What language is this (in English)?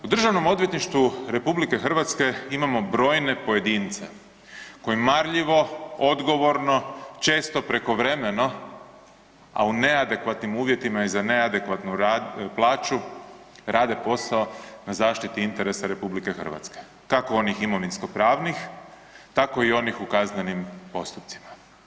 Croatian